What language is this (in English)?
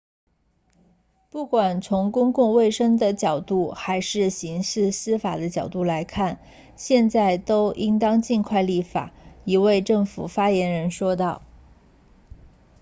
Chinese